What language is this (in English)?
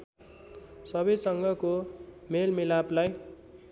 Nepali